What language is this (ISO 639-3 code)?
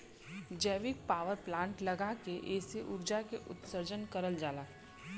bho